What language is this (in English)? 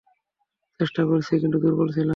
Bangla